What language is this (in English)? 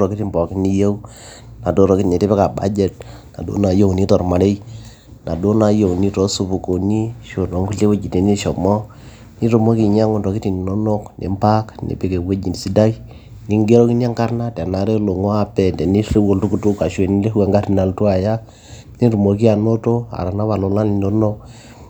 Masai